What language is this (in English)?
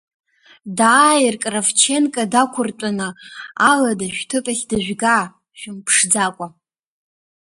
Abkhazian